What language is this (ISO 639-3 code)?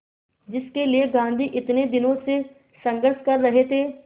hin